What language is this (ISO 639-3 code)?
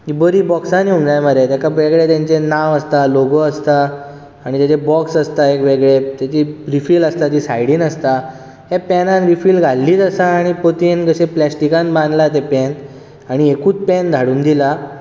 kok